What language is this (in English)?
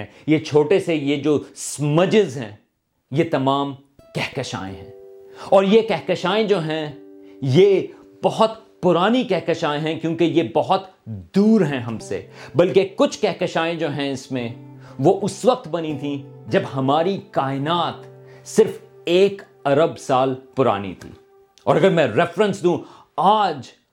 Urdu